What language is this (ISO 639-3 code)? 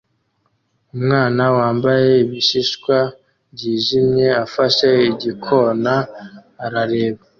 kin